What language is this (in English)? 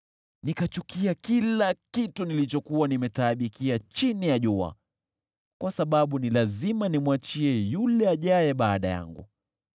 Swahili